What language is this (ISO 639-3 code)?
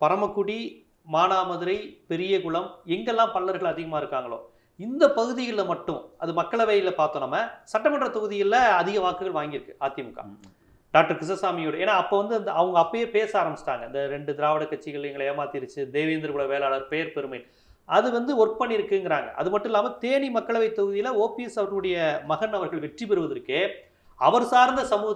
hin